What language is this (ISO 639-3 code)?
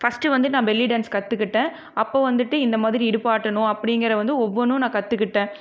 tam